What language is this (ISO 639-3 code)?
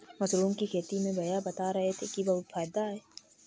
hin